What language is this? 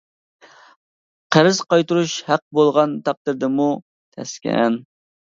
Uyghur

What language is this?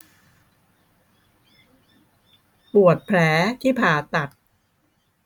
Thai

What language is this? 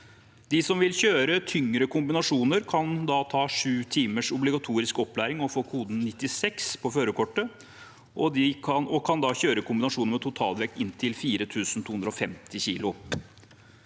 Norwegian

